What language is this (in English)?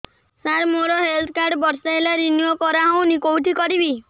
Odia